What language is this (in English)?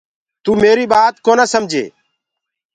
Gurgula